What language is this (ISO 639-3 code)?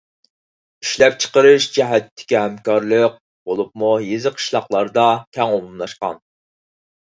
uig